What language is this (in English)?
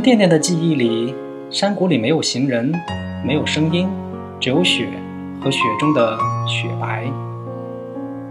Chinese